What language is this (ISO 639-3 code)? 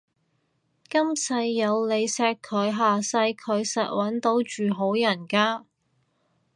yue